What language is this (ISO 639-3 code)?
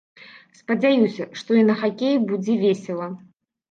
bel